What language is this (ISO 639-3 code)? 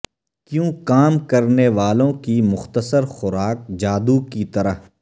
urd